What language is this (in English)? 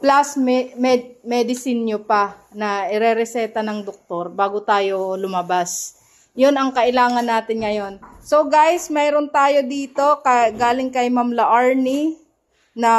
Filipino